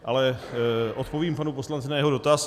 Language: Czech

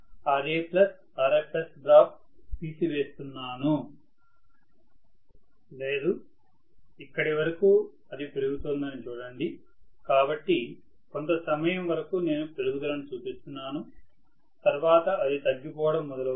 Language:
Telugu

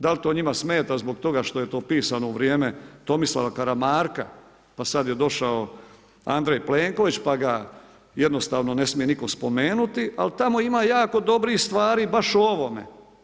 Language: Croatian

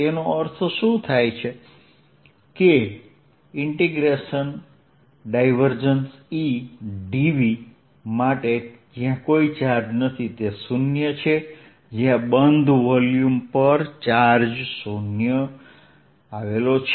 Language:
Gujarati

